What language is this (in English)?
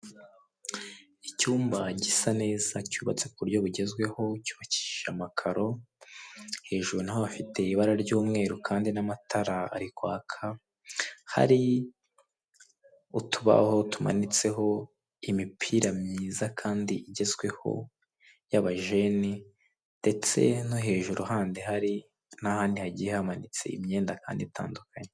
Kinyarwanda